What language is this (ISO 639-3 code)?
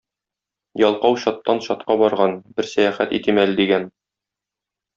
tat